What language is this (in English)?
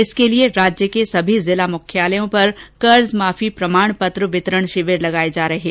Hindi